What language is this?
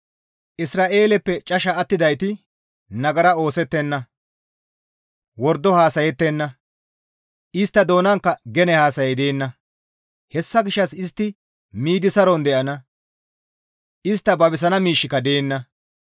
Gamo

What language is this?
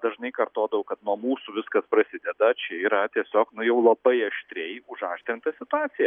Lithuanian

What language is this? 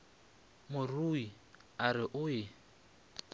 Northern Sotho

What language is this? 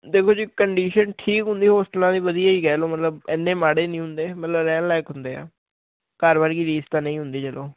Punjabi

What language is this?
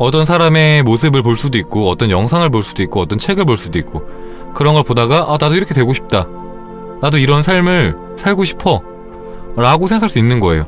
Korean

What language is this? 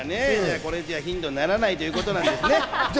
Japanese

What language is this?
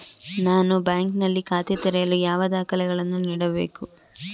Kannada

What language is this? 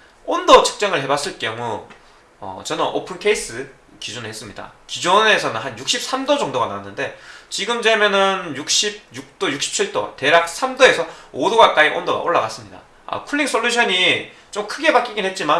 Korean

